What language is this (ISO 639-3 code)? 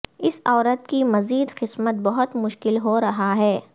urd